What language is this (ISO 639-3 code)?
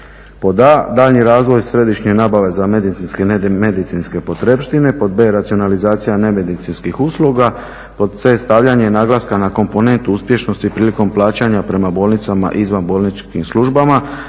hrv